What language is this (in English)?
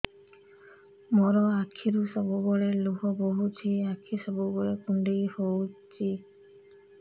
Odia